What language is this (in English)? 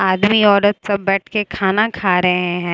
Hindi